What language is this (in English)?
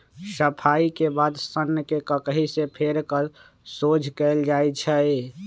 Magahi